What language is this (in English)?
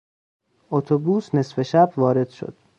Persian